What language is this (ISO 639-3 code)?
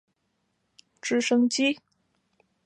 zho